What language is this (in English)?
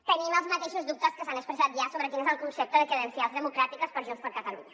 Catalan